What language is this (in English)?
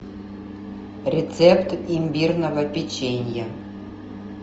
Russian